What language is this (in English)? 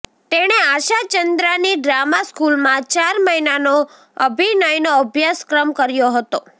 Gujarati